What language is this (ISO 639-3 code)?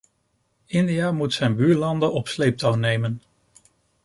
nld